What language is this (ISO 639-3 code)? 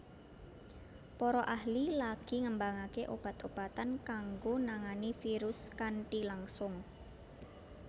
jav